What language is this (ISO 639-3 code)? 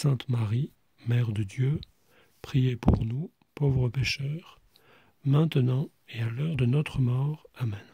fra